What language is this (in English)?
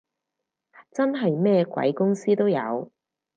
Cantonese